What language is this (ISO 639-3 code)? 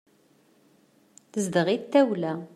kab